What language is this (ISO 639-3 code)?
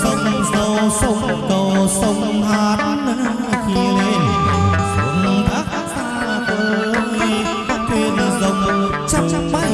vie